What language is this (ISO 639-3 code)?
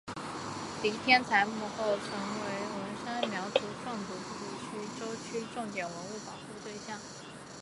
zho